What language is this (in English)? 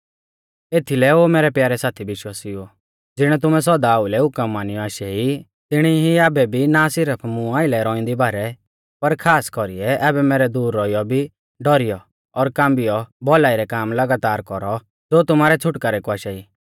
Mahasu Pahari